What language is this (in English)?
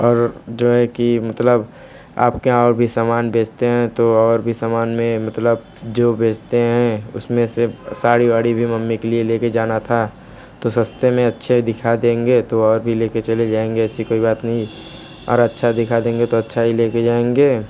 Hindi